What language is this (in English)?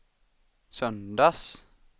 Swedish